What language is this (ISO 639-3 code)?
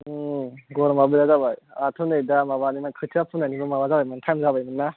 brx